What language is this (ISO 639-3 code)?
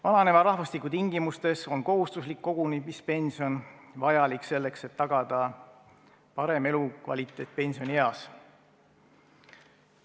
est